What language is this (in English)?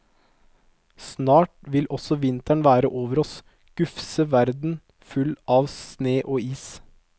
Norwegian